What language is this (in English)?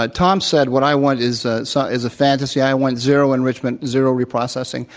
English